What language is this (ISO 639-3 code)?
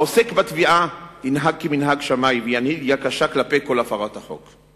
heb